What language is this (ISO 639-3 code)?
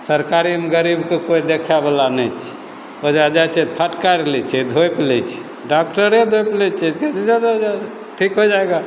mai